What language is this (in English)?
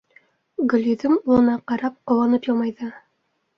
Bashkir